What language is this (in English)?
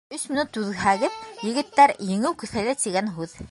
Bashkir